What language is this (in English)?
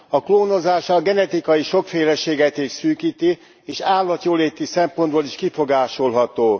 Hungarian